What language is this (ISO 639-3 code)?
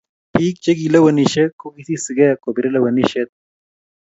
kln